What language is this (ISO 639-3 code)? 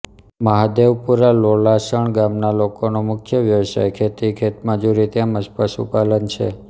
guj